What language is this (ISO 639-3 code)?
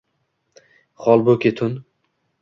uzb